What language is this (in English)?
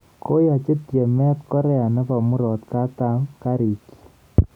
Kalenjin